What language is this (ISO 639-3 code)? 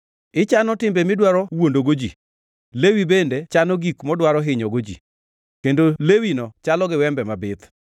luo